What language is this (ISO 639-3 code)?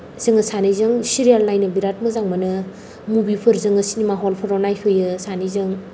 brx